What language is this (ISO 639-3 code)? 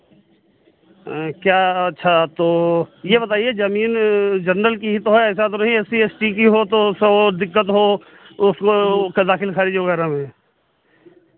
hin